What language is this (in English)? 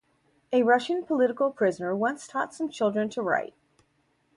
English